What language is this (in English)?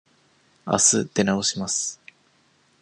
Japanese